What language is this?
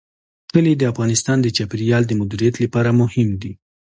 Pashto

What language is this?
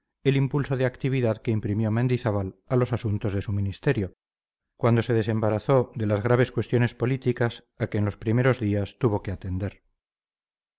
Spanish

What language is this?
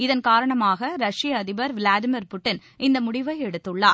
Tamil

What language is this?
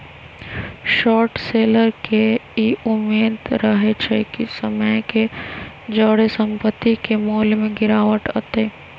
Magahi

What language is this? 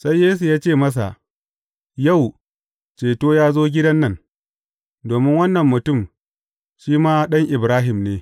Hausa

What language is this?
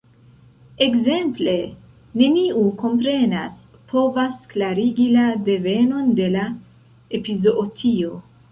Esperanto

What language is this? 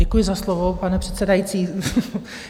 Czech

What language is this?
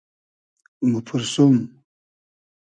Hazaragi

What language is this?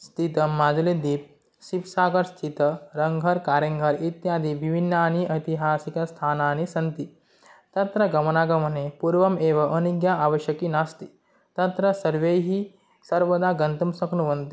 Sanskrit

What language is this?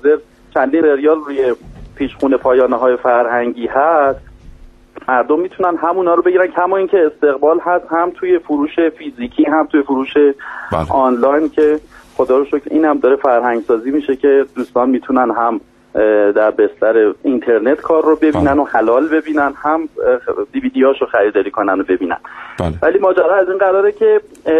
Persian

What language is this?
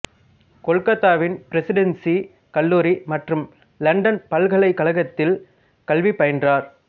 Tamil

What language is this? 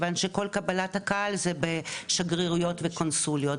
Hebrew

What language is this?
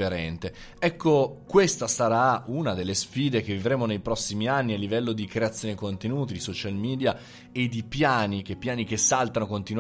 Italian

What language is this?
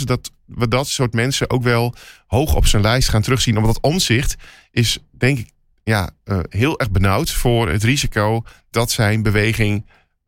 Dutch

